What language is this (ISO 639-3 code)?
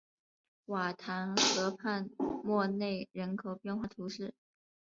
zho